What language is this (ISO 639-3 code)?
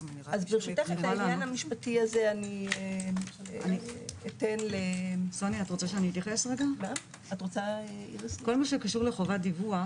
heb